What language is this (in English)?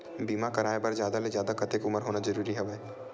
Chhattisgarhi